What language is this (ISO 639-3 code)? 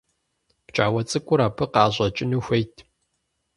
kbd